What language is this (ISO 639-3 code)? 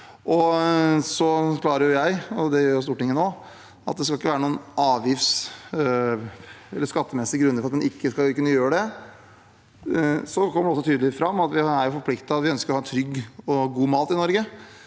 nor